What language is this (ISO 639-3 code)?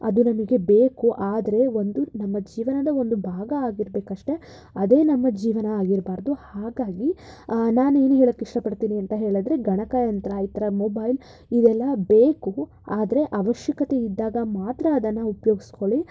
kan